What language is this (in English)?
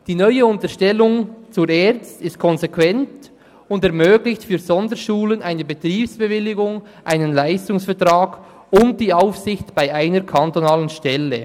Swiss German